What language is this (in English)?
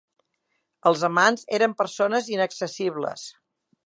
Catalan